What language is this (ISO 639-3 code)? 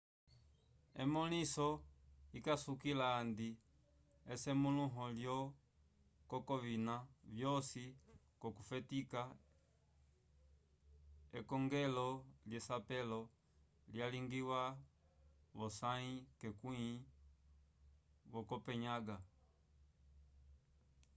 umb